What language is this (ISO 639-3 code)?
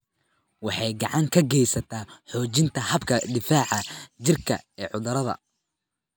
som